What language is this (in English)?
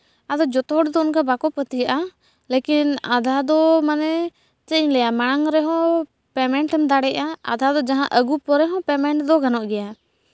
Santali